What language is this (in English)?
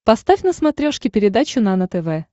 Russian